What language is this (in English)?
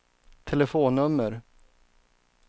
Swedish